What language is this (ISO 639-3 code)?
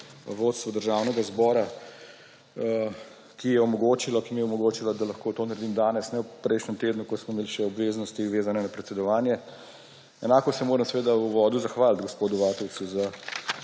slv